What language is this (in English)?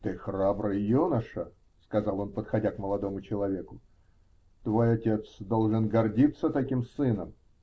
Russian